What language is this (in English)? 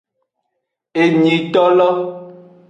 Aja (Benin)